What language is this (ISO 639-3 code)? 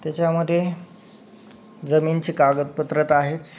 mar